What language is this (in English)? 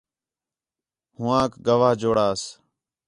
Khetrani